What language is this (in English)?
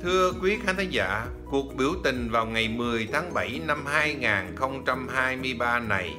Vietnamese